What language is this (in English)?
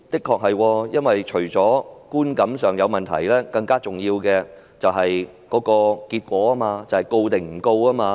Cantonese